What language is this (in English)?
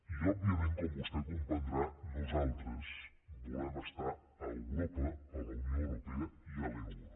Catalan